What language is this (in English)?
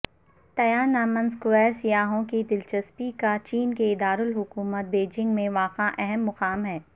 Urdu